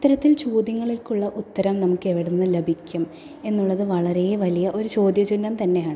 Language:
Malayalam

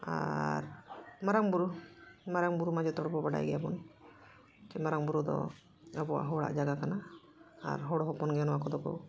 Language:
Santali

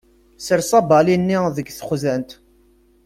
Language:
Kabyle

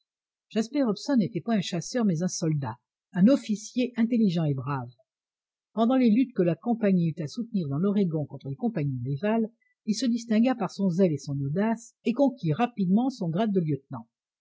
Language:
French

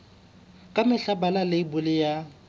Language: Southern Sotho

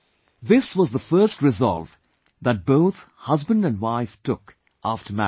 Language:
English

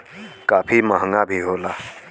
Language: Bhojpuri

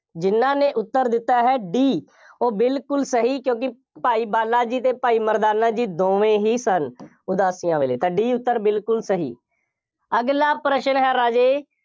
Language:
Punjabi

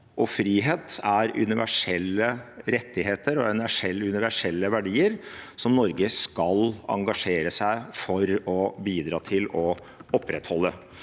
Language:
Norwegian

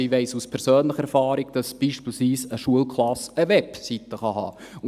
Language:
Swiss German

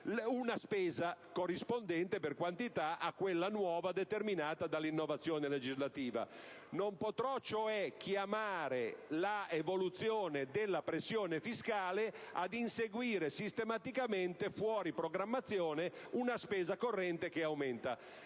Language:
Italian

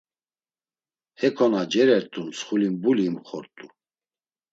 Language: Laz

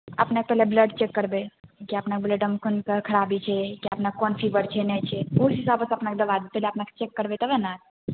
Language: Maithili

